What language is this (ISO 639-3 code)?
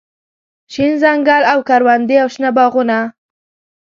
pus